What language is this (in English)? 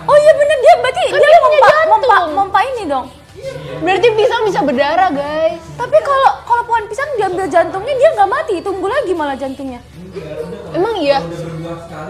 Indonesian